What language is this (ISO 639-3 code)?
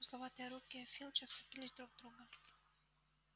rus